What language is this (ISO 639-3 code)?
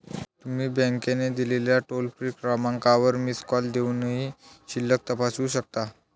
mar